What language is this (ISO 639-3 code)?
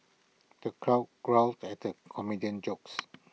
eng